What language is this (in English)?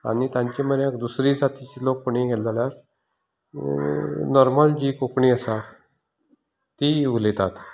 Konkani